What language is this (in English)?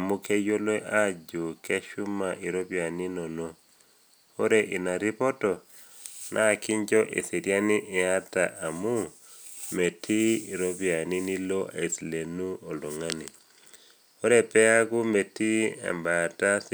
Masai